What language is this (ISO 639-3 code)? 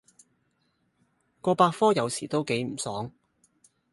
yue